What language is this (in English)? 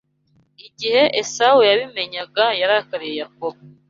Kinyarwanda